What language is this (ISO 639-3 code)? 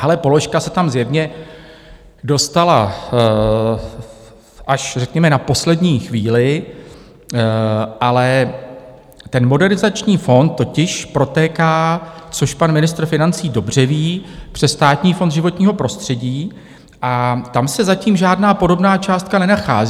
ces